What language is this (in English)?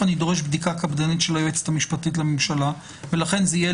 Hebrew